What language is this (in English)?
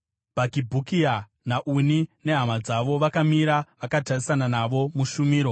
Shona